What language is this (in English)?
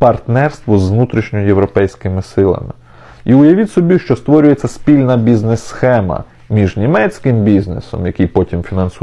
Ukrainian